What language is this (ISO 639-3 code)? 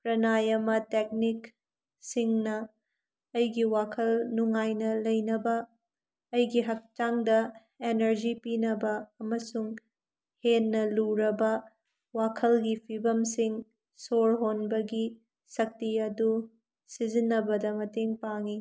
mni